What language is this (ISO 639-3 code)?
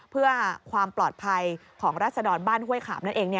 tha